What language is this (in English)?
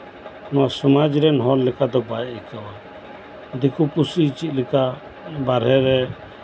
Santali